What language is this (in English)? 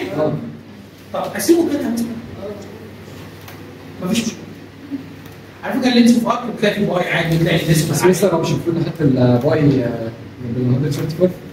Arabic